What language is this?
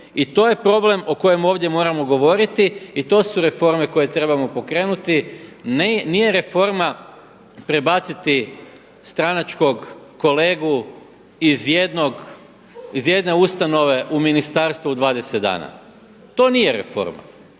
Croatian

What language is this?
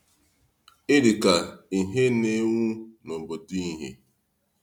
Igbo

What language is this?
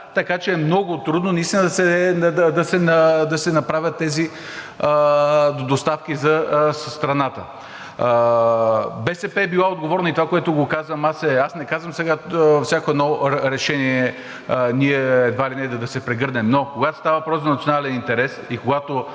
Bulgarian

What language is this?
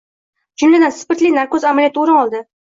Uzbek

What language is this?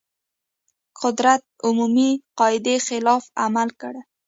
Pashto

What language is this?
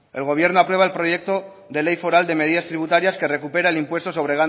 Spanish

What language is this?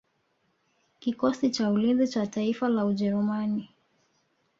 Swahili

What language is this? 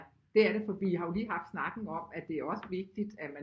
Danish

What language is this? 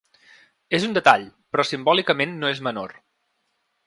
Catalan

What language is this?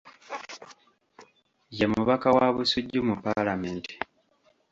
Ganda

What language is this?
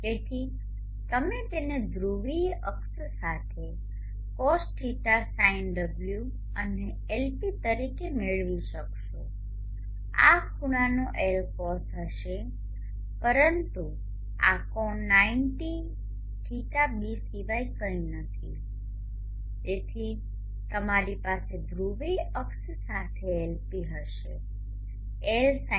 Gujarati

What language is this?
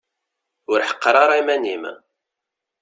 Kabyle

